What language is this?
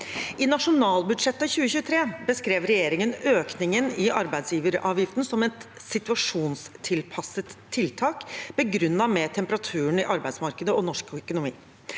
Norwegian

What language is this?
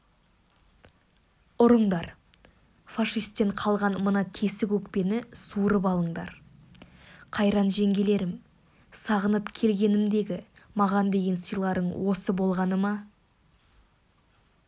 Kazakh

